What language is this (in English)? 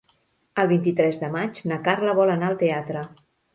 Catalan